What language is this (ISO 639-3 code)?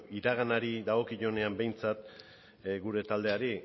eus